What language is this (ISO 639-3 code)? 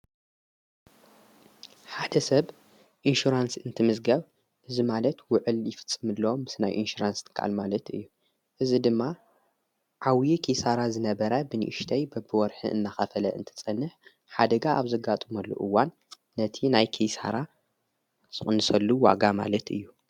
tir